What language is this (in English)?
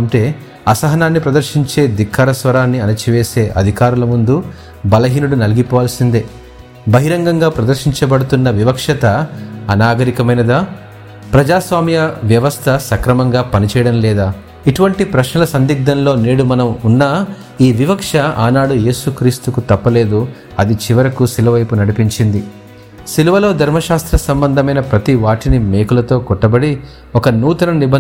Telugu